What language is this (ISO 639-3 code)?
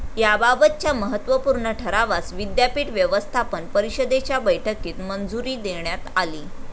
mar